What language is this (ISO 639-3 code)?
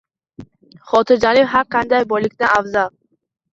uzb